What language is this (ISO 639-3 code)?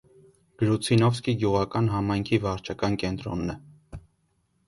hye